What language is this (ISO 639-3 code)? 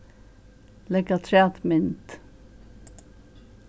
fao